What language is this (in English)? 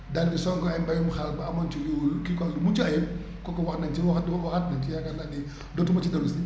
Wolof